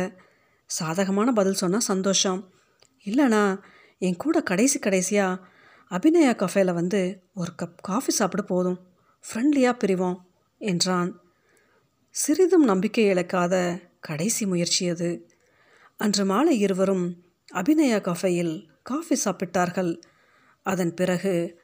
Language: Tamil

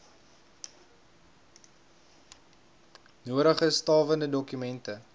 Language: Afrikaans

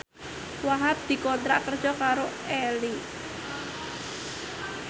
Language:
Javanese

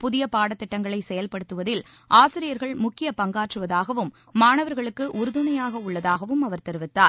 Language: Tamil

